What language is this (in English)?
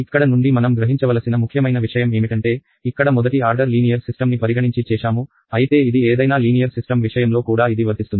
Telugu